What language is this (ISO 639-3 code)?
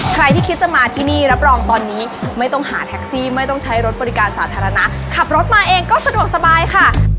tha